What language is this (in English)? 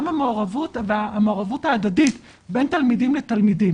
Hebrew